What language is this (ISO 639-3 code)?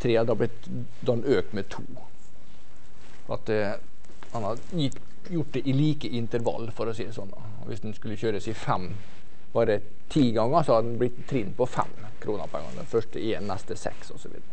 nor